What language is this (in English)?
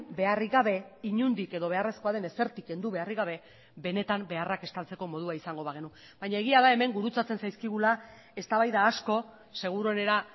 Basque